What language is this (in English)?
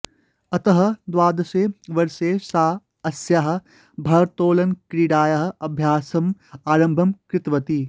Sanskrit